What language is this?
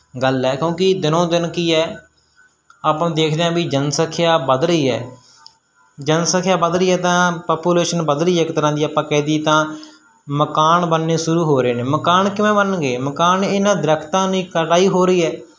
Punjabi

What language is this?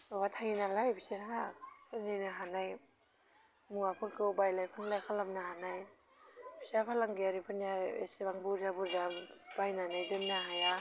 Bodo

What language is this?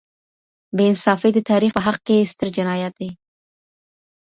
Pashto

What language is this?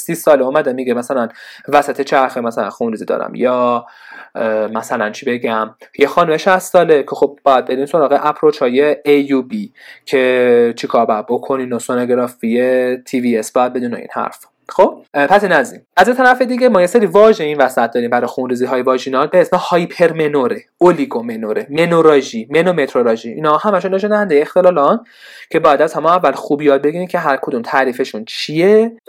Persian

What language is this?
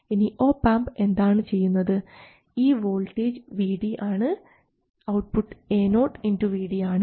Malayalam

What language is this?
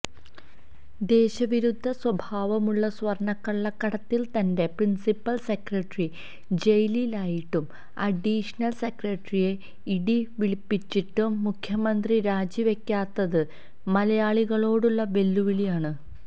Malayalam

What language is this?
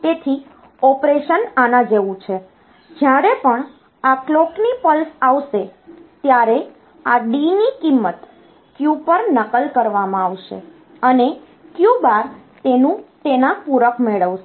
Gujarati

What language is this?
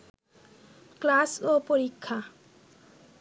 Bangla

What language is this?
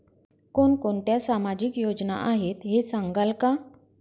Marathi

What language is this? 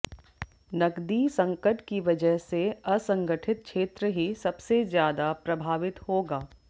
Hindi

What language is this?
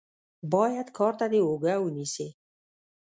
Pashto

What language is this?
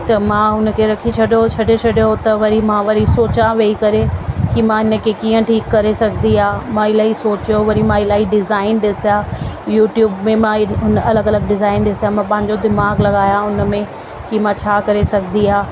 Sindhi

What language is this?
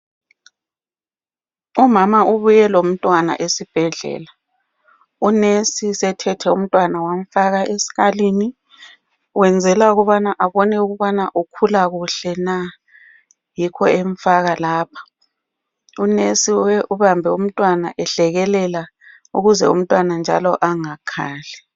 North Ndebele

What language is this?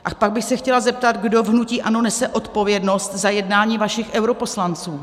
Czech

